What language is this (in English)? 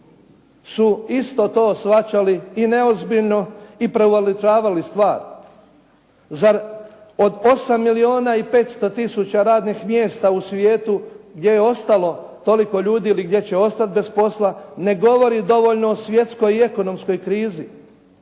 Croatian